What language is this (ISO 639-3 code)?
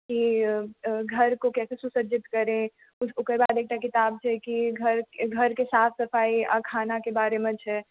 mai